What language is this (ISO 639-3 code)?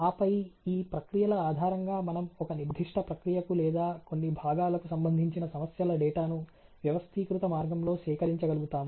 tel